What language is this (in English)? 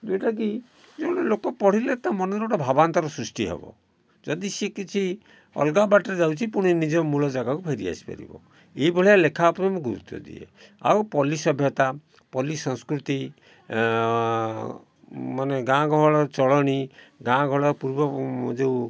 Odia